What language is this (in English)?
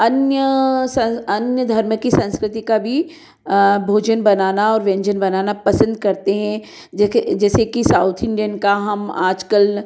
Hindi